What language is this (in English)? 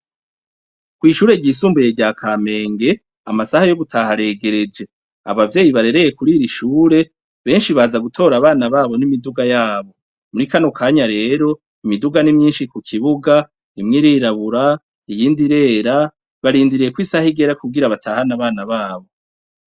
Rundi